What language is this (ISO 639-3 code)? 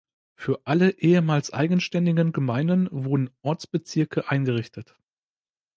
deu